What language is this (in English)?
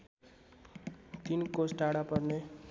Nepali